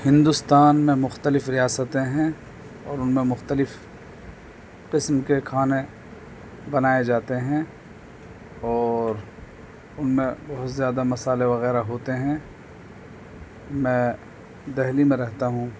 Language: Urdu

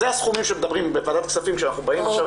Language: Hebrew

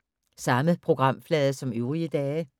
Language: Danish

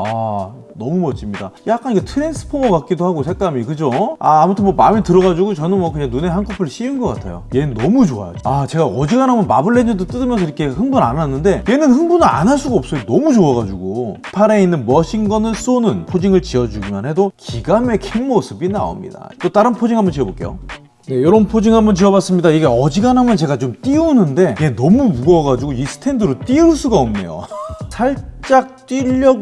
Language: Korean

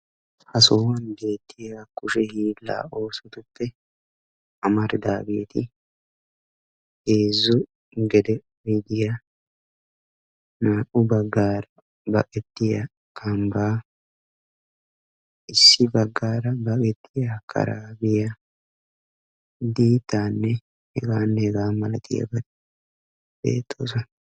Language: Wolaytta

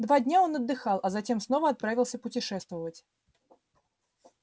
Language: Russian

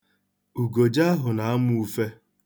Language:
Igbo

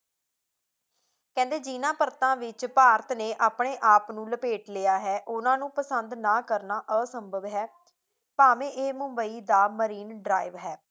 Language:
Punjabi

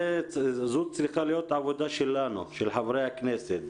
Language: Hebrew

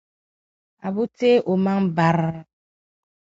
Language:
Dagbani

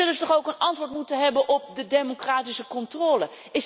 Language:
Dutch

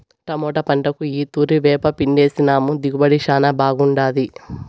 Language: Telugu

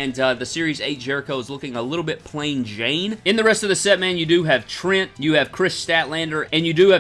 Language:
English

